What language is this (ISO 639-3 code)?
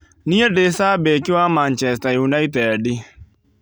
kik